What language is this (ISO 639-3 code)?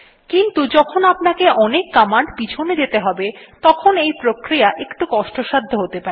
ben